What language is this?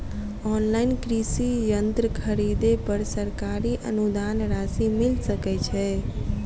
Maithili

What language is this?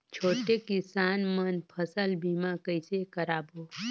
Chhattisgarhi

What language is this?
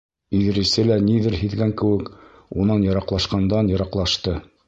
Bashkir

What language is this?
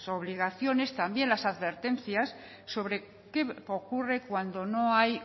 Spanish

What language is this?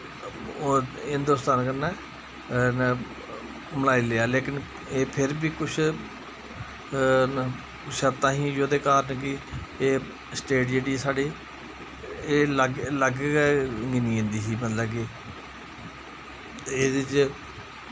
Dogri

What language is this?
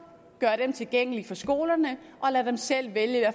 Danish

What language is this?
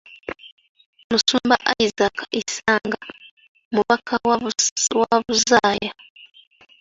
Ganda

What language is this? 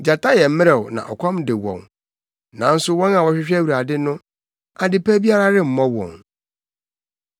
Akan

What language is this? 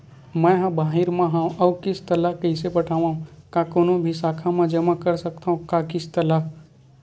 Chhattisgarhi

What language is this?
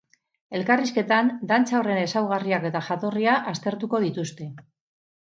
Basque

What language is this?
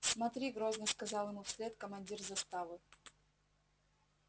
Russian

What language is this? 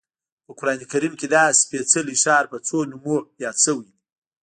Pashto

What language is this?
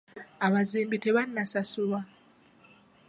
Ganda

